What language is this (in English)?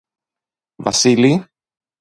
Greek